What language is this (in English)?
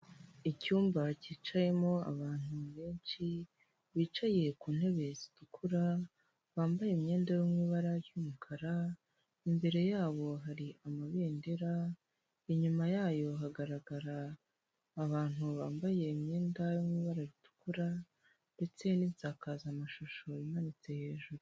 Kinyarwanda